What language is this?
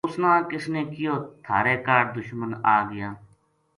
Gujari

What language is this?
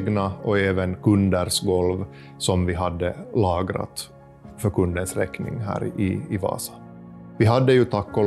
Swedish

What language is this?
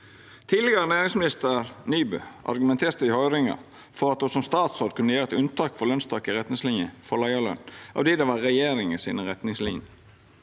Norwegian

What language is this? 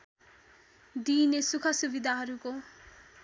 Nepali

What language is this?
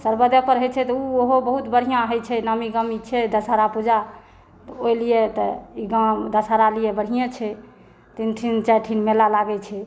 Maithili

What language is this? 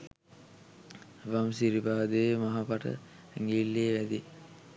Sinhala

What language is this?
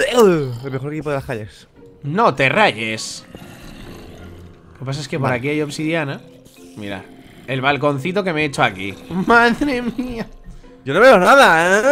Spanish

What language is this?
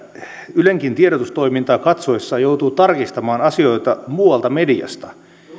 Finnish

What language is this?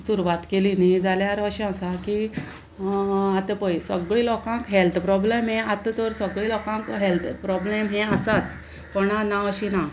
Konkani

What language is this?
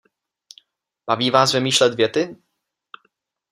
Czech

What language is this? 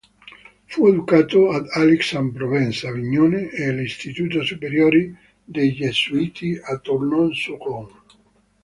Italian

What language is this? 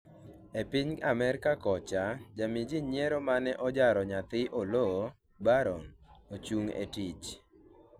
Luo (Kenya and Tanzania)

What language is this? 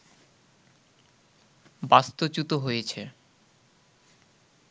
Bangla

